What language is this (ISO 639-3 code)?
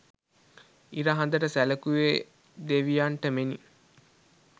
sin